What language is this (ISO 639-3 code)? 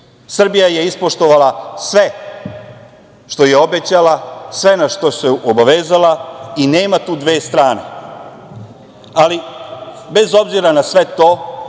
srp